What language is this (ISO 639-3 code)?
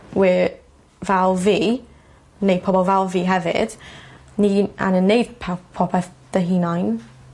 cym